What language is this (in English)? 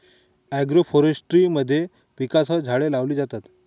Marathi